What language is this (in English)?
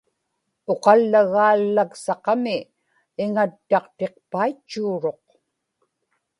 Inupiaq